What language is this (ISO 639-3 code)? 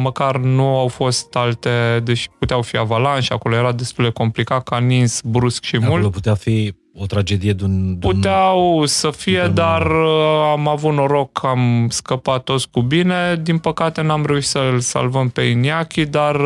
ron